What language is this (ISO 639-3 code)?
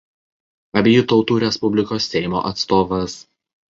lit